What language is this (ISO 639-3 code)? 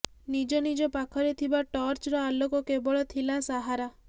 ori